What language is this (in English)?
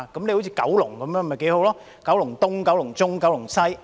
Cantonese